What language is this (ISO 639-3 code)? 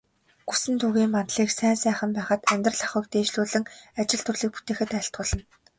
mon